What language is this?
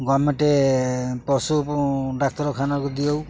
Odia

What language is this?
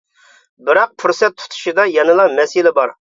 Uyghur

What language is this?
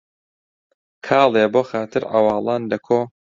Central Kurdish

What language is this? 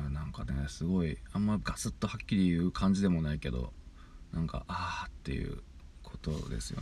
Japanese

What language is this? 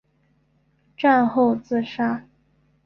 Chinese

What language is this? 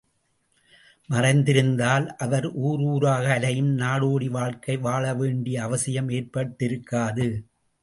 Tamil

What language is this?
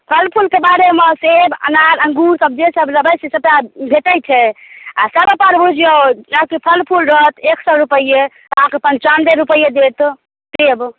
Maithili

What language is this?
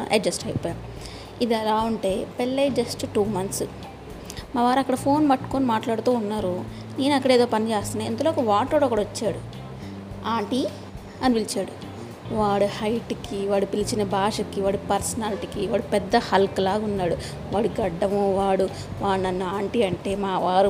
Telugu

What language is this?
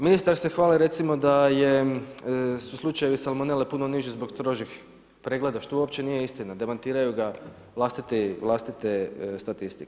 Croatian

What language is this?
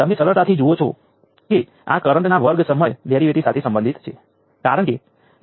Gujarati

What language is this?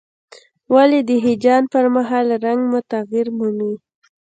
Pashto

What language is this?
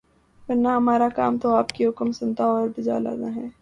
Urdu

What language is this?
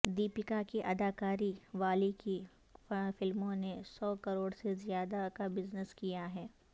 Urdu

